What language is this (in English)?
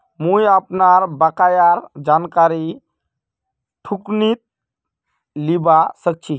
Magahi